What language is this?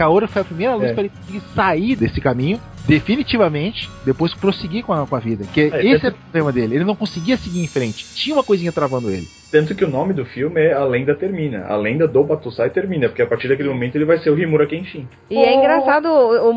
Portuguese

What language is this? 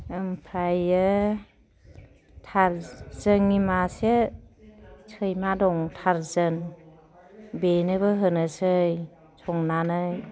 Bodo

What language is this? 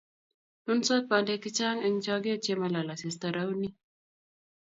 Kalenjin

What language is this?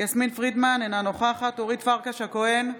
Hebrew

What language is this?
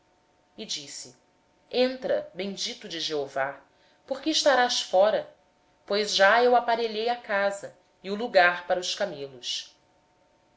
Portuguese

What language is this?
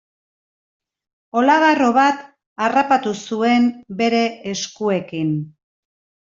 Basque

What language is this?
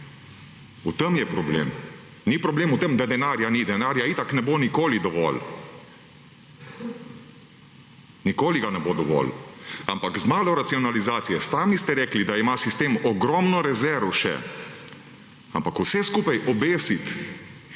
Slovenian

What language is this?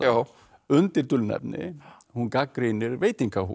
Icelandic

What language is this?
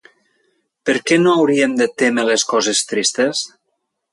Catalan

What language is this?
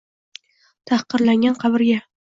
Uzbek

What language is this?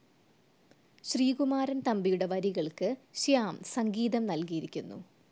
Malayalam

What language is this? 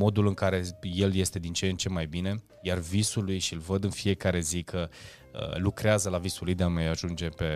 Romanian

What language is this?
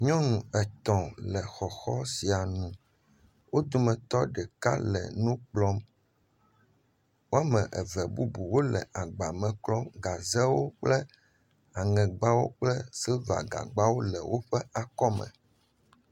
Ewe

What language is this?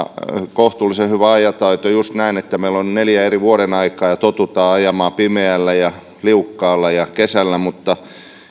Finnish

